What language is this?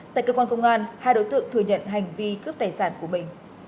Vietnamese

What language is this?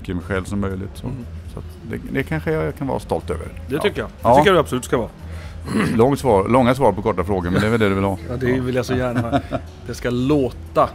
Swedish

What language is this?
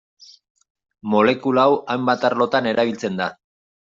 Basque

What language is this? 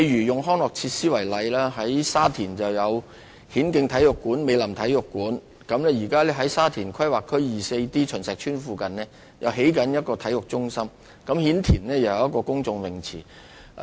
Cantonese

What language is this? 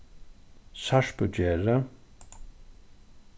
Faroese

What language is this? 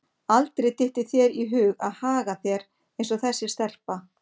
Icelandic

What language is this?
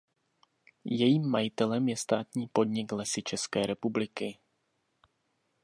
Czech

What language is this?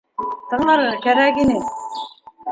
Bashkir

